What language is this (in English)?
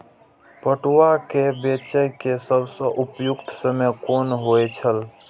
Maithili